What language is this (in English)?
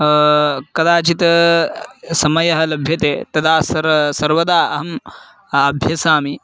Sanskrit